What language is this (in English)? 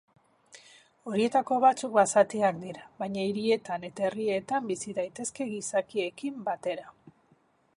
Basque